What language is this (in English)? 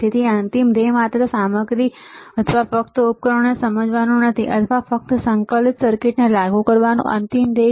Gujarati